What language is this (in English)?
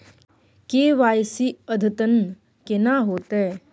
Maithili